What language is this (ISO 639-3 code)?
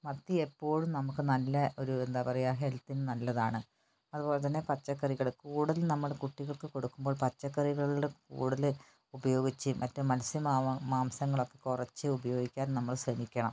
mal